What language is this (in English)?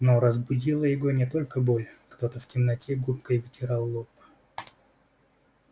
Russian